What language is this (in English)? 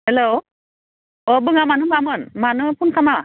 Bodo